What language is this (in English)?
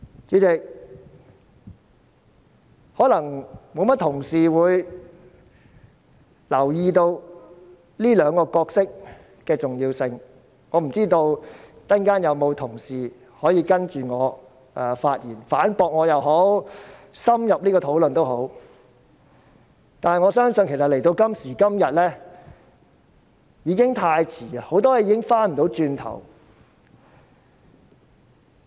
Cantonese